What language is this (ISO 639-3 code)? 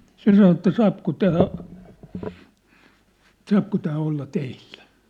fin